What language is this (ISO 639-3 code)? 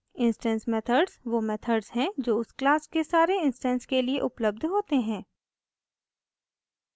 hin